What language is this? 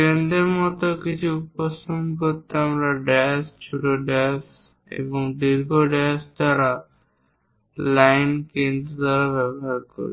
Bangla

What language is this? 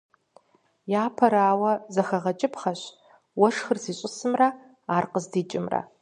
Kabardian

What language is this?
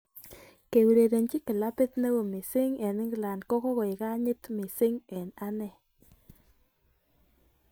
Kalenjin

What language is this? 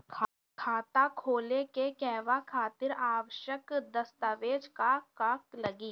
Bhojpuri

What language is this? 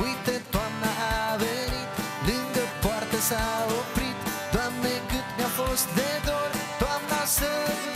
Romanian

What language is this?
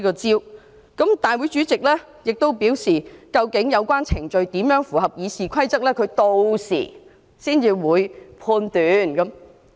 Cantonese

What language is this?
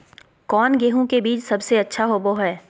Magahi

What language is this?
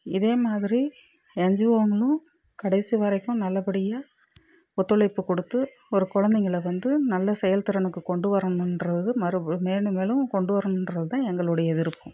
Tamil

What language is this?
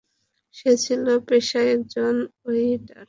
Bangla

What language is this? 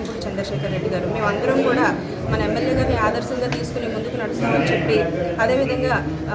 Indonesian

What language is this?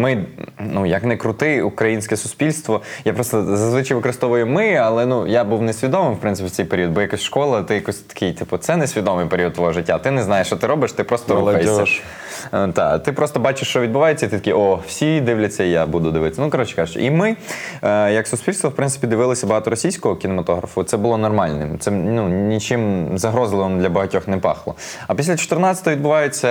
Ukrainian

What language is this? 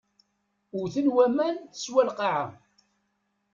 Kabyle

